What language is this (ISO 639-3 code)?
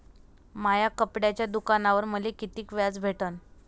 mar